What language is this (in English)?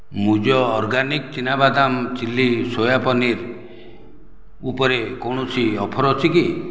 Odia